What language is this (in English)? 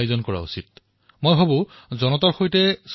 Assamese